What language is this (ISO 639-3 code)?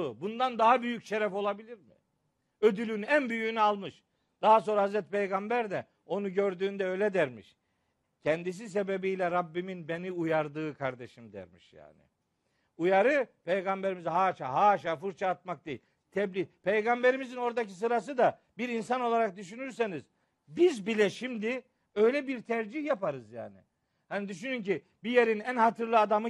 tur